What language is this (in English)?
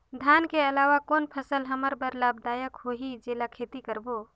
Chhattisgarhi